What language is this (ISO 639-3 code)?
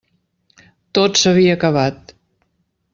cat